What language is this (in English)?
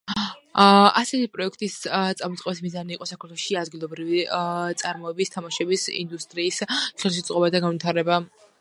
Georgian